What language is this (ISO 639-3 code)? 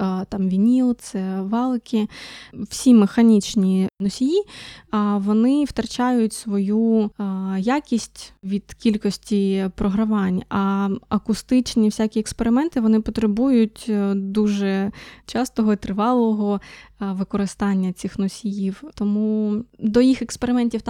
ukr